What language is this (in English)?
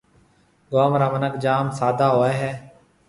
Marwari (Pakistan)